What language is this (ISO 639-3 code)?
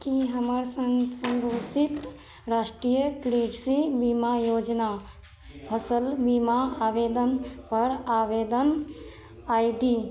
mai